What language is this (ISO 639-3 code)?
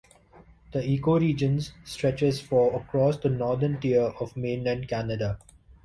eng